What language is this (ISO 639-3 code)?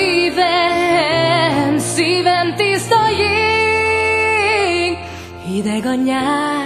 hun